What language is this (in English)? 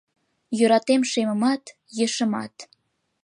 Mari